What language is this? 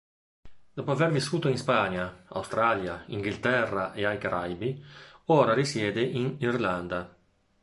Italian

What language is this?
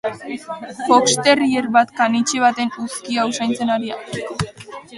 Basque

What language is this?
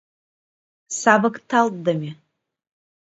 Mari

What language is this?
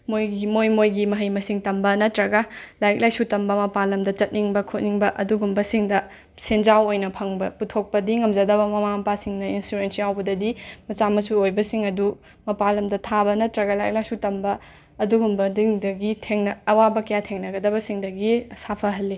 Manipuri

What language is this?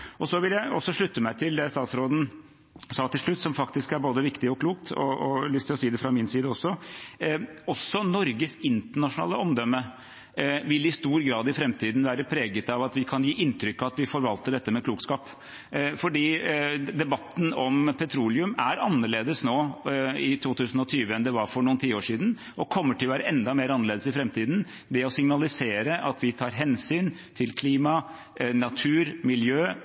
Norwegian Bokmål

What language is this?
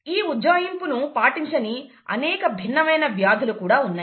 Telugu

